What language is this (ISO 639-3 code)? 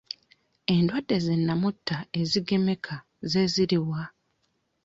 lug